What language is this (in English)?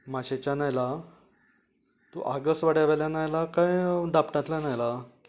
Konkani